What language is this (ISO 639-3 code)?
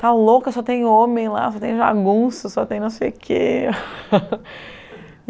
por